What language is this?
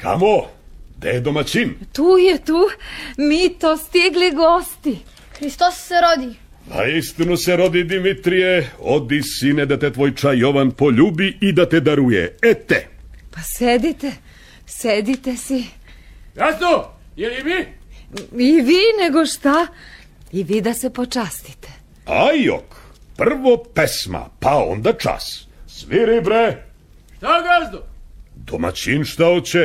Croatian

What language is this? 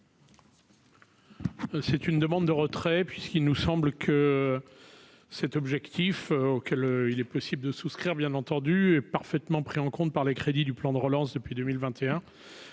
French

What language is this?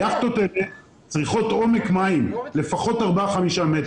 Hebrew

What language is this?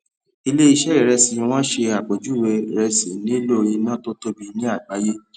Yoruba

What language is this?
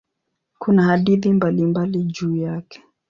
Swahili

